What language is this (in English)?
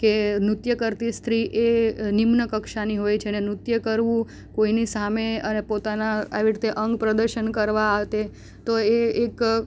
Gujarati